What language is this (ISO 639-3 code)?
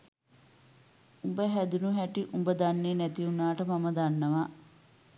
sin